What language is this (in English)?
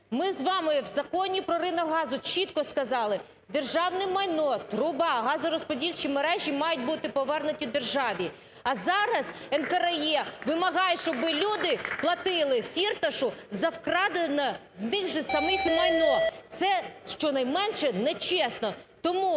Ukrainian